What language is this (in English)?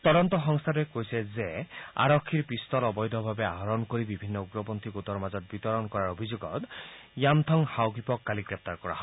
Assamese